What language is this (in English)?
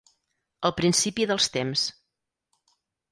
Catalan